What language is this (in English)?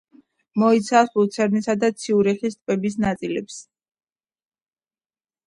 Georgian